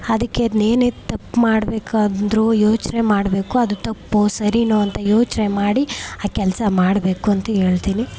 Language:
Kannada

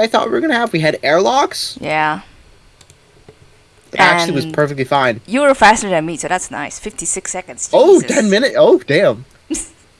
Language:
English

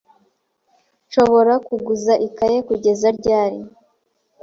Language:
Kinyarwanda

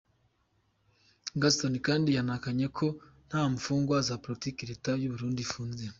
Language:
Kinyarwanda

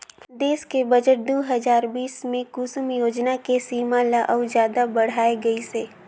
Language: Chhattisgarhi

